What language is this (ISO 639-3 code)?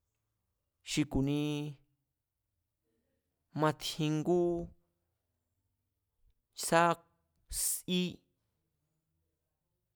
vmz